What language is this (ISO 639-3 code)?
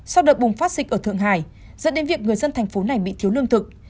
vie